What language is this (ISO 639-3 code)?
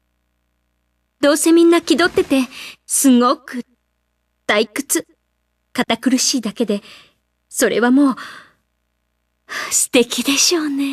jpn